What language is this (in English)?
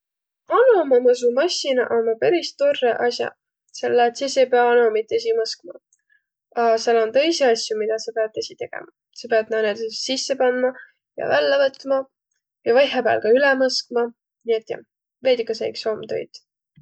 Võro